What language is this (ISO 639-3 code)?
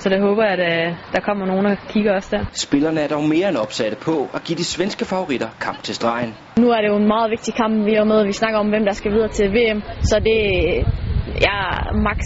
dan